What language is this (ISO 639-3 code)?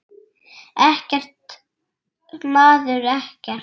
isl